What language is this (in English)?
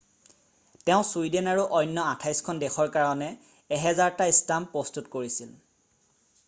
Assamese